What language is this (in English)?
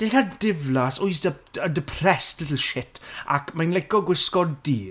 Welsh